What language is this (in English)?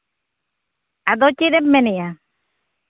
Santali